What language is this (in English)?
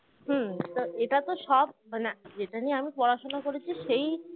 Bangla